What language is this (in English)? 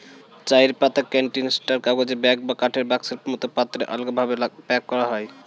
Bangla